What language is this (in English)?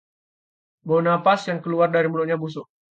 Indonesian